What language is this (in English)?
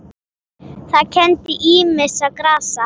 Icelandic